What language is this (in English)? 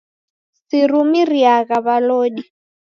Taita